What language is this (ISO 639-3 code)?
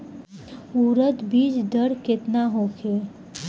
bho